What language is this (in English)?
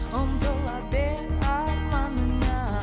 Kazakh